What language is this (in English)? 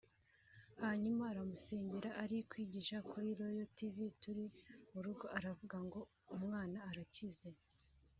Kinyarwanda